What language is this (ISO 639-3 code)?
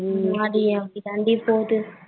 tam